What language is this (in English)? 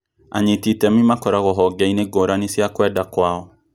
Kikuyu